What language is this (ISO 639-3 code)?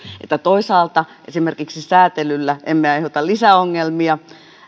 fin